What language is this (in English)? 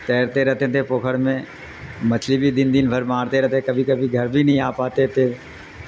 Urdu